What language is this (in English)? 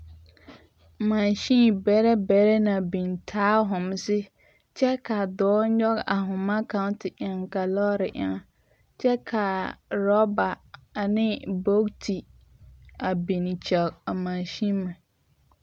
Southern Dagaare